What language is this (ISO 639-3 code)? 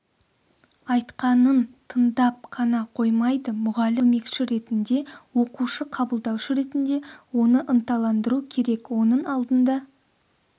kaz